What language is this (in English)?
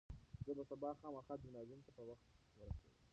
Pashto